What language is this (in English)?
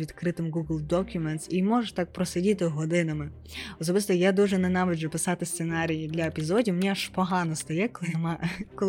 Ukrainian